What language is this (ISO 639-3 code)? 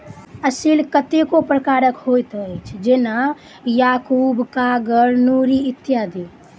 mai